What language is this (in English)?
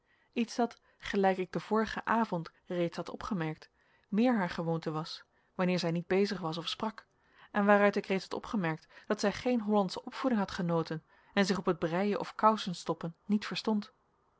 Dutch